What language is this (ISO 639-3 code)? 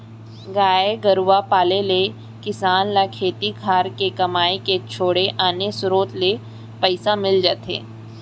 hne